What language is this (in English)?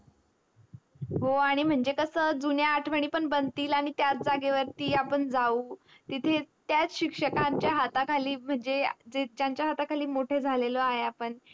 Marathi